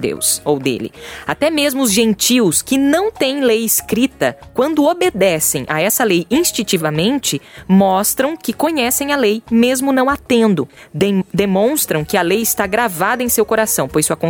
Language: Portuguese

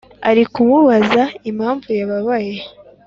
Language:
Kinyarwanda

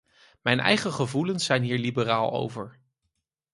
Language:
Dutch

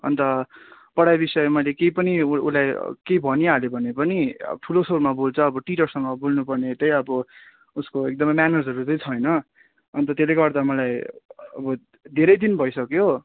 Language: Nepali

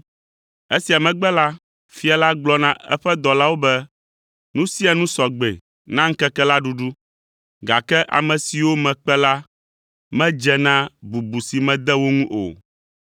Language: Ewe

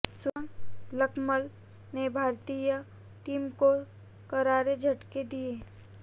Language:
Hindi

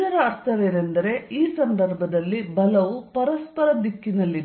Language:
Kannada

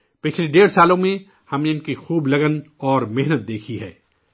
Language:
Urdu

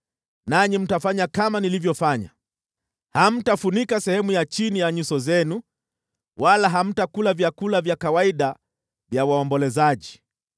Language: Swahili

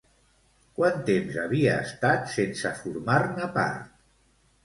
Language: Catalan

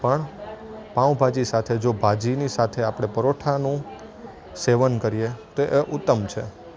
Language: Gujarati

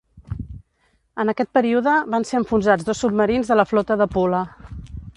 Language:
Catalan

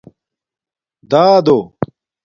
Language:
Domaaki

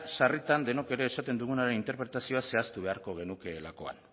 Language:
Basque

